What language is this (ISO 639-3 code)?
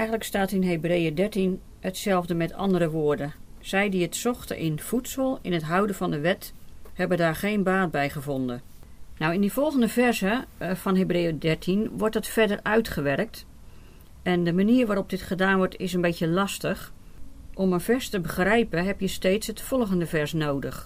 nld